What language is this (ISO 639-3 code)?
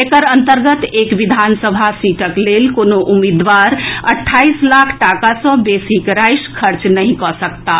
mai